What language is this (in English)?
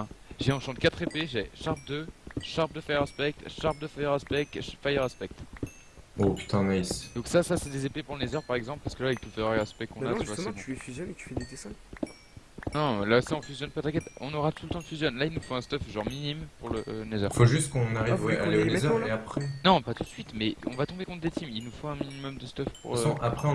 French